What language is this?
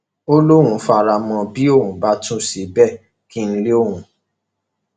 Yoruba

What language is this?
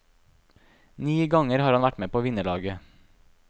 Norwegian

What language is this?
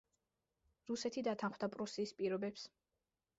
Georgian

